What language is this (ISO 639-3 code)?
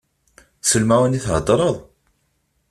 kab